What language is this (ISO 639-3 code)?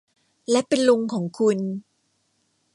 tha